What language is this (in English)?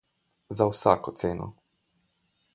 Slovenian